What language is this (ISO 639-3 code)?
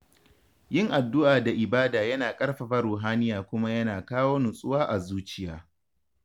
hau